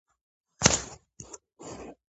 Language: Georgian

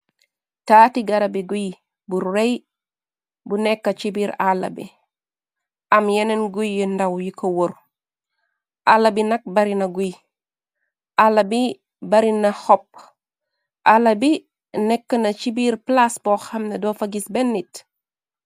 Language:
Wolof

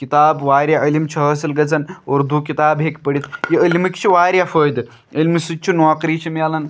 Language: Kashmiri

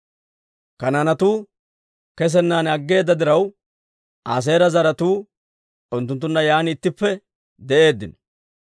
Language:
Dawro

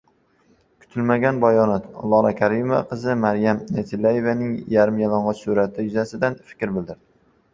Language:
Uzbek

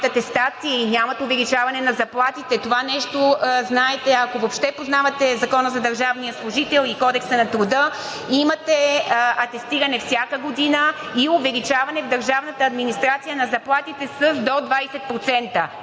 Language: Bulgarian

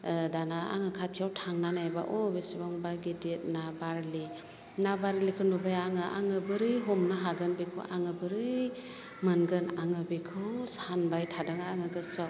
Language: Bodo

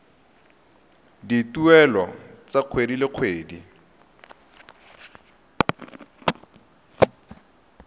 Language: Tswana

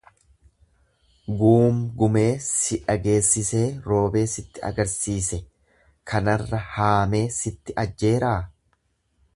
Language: Oromo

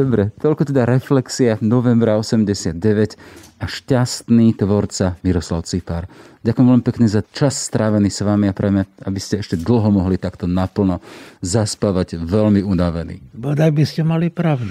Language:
Slovak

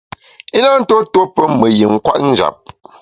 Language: Bamun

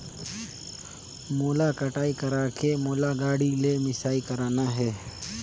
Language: Chhattisgarhi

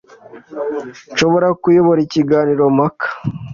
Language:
Kinyarwanda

